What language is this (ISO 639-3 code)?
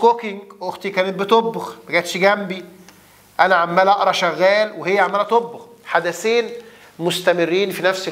ara